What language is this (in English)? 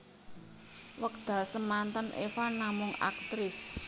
Javanese